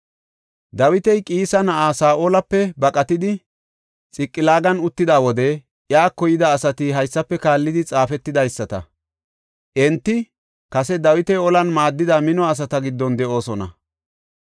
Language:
Gofa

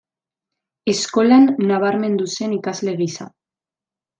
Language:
Basque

